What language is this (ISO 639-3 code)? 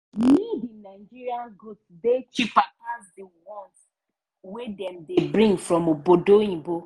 pcm